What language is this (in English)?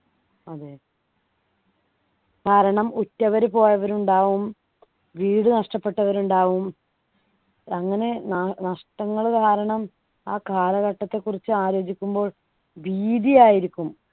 Malayalam